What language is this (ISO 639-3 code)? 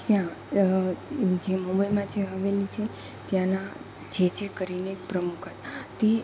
guj